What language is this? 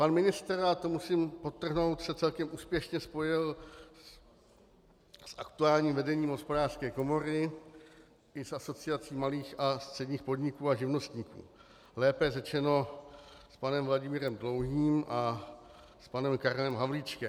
Czech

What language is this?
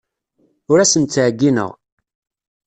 Kabyle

